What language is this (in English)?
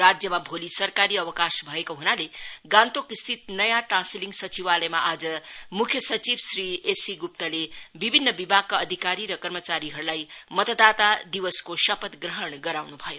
Nepali